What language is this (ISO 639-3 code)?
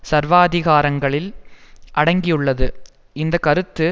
tam